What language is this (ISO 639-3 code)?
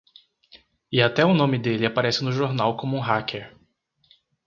por